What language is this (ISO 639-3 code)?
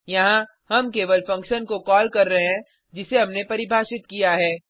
hin